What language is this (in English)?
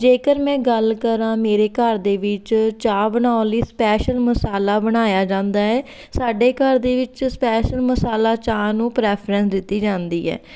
Punjabi